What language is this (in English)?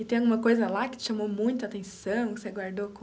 Portuguese